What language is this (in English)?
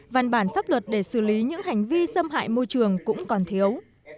Vietnamese